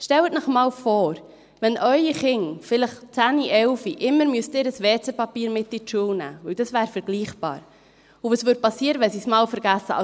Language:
Swiss German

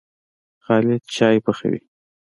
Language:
Pashto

